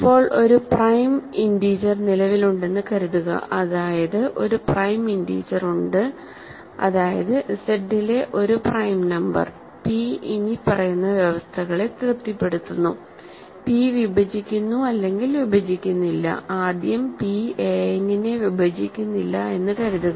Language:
Malayalam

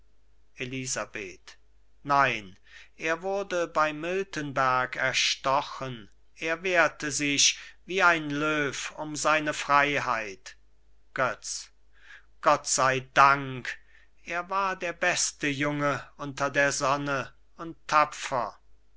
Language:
German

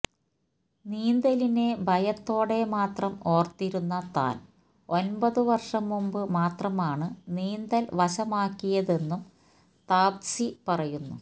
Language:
Malayalam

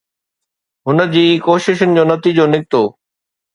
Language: Sindhi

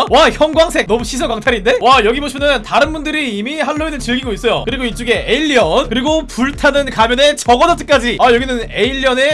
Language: Korean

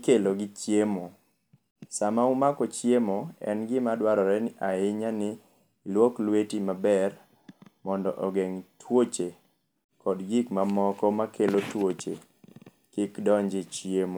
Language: Luo (Kenya and Tanzania)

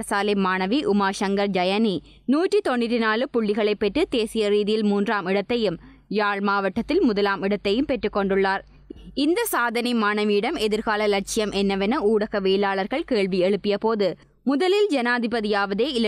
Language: Italian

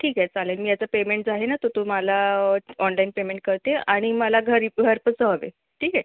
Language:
Marathi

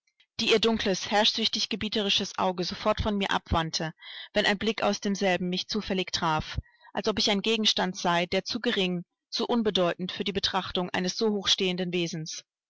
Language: German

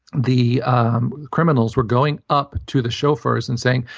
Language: English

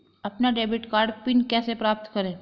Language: Hindi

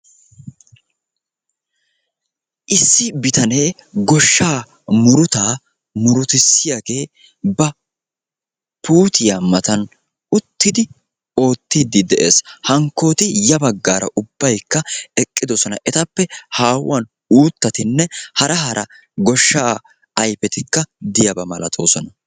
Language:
Wolaytta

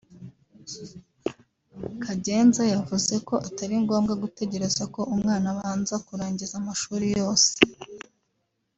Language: Kinyarwanda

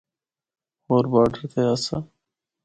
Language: Northern Hindko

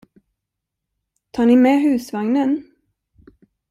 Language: Swedish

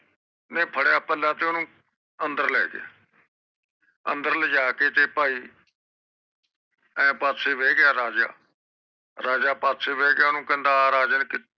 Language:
Punjabi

